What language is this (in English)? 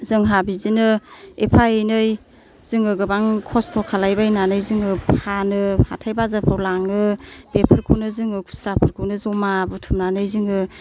Bodo